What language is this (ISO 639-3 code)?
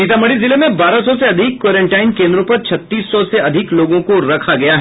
hin